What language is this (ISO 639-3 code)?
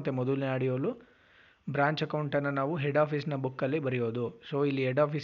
kan